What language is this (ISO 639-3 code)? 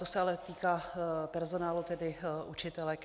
ces